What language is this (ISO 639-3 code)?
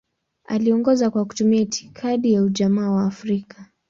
swa